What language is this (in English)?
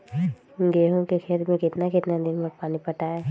Magahi